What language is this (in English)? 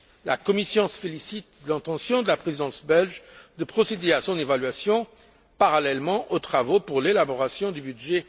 French